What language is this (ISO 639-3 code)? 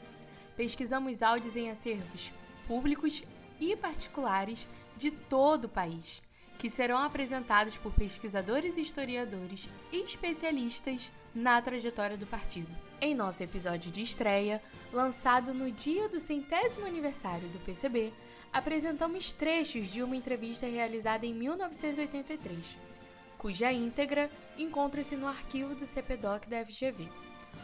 por